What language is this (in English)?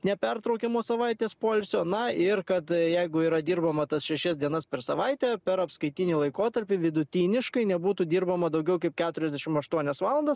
Lithuanian